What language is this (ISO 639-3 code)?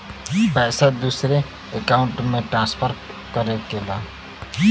bho